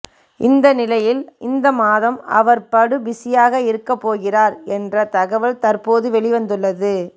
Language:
Tamil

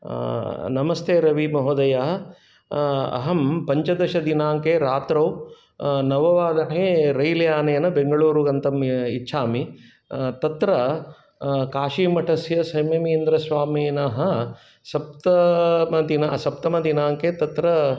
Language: Sanskrit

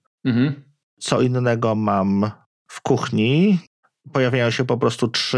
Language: Polish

